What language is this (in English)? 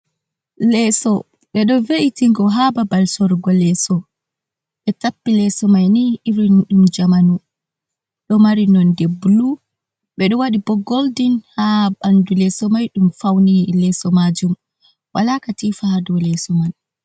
Fula